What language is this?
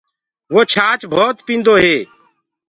Gurgula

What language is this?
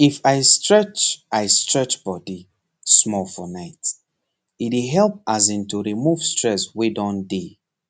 Nigerian Pidgin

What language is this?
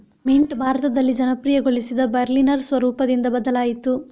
Kannada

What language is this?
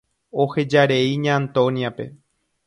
Guarani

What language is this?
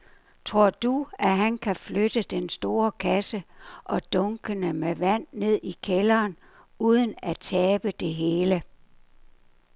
Danish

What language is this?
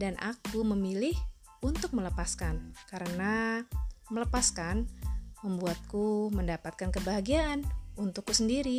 Indonesian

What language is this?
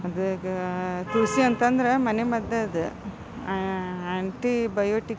Kannada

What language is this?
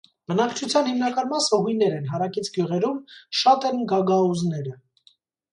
Armenian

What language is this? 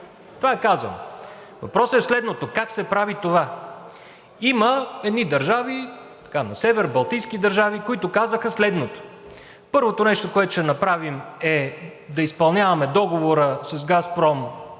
Bulgarian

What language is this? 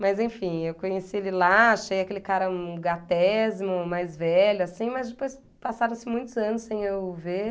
Portuguese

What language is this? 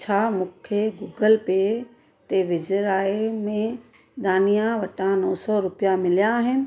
Sindhi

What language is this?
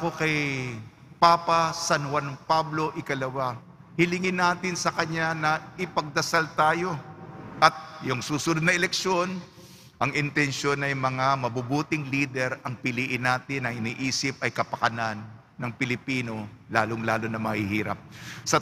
Filipino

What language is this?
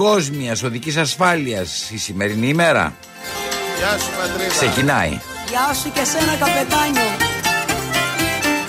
Greek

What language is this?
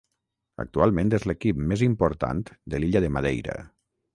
Catalan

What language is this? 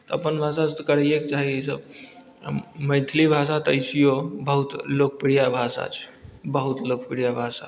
Maithili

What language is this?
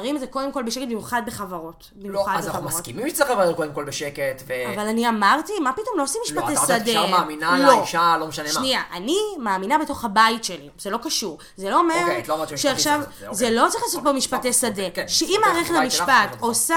Hebrew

